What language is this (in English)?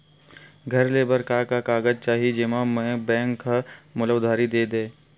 Chhattisgarhi